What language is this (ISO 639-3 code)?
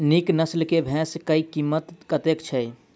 mai